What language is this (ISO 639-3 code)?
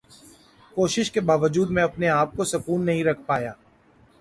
urd